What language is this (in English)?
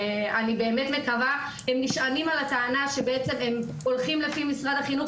Hebrew